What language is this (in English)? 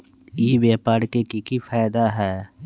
Magahi